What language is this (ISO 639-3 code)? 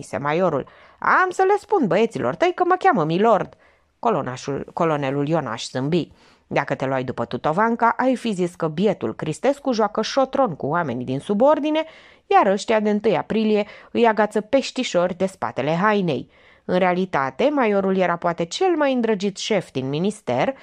ron